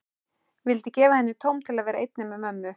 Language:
Icelandic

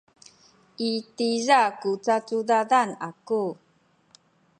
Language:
Sakizaya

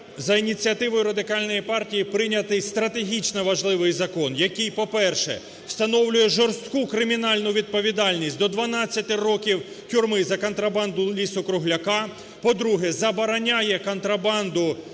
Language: Ukrainian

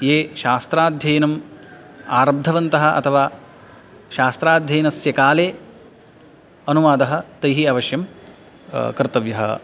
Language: Sanskrit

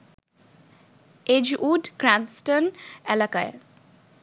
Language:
Bangla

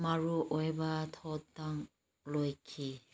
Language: Manipuri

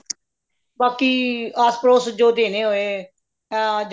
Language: Punjabi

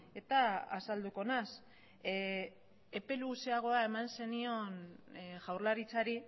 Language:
Basque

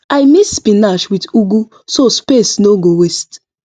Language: Nigerian Pidgin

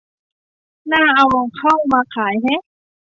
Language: Thai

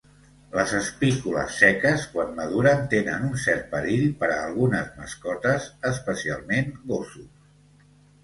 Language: Catalan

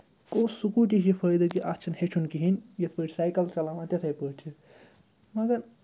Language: Kashmiri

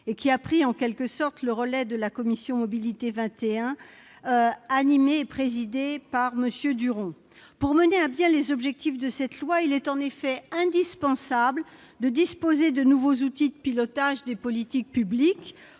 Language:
French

